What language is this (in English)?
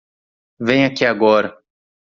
Portuguese